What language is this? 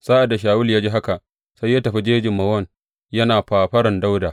Hausa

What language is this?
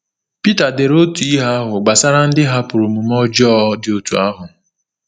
Igbo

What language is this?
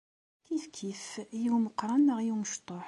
Kabyle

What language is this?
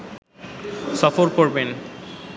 Bangla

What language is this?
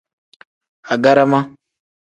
Tem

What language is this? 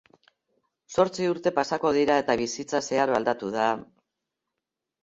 Basque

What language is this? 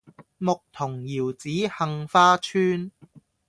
Cantonese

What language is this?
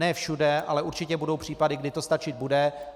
Czech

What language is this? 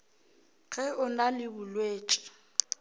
Northern Sotho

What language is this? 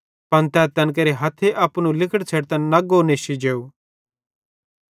Bhadrawahi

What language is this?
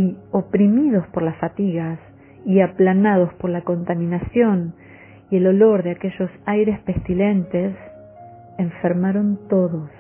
Spanish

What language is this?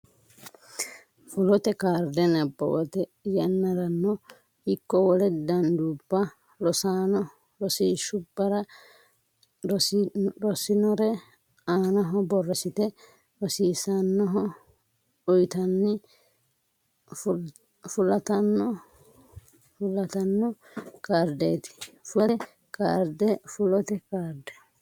Sidamo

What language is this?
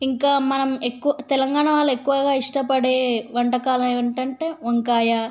Telugu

